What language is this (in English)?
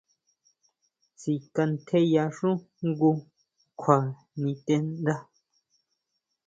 Huautla Mazatec